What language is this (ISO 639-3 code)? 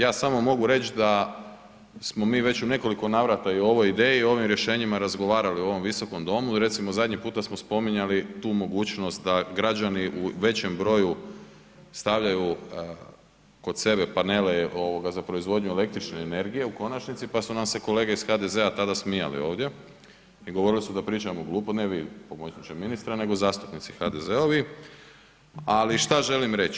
hrv